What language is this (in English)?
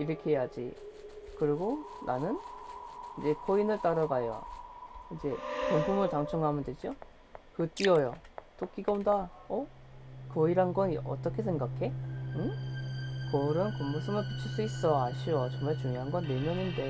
Korean